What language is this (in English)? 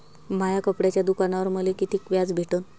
Marathi